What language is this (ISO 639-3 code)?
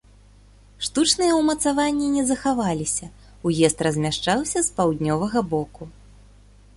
bel